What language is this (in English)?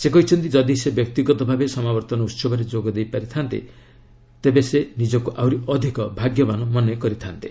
Odia